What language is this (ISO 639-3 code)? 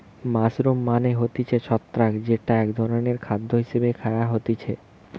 ben